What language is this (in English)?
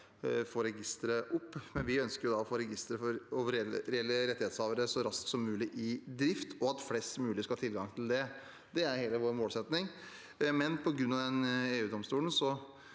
Norwegian